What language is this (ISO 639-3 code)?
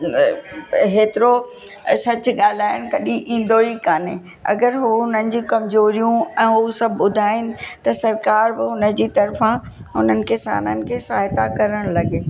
snd